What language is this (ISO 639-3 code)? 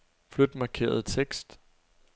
dan